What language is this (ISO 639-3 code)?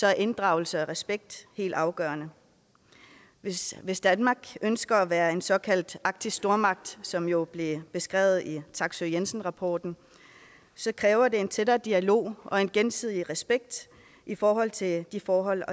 dan